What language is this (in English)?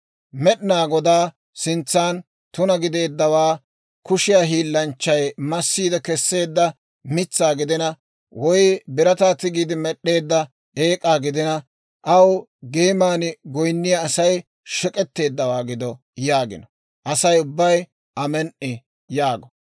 Dawro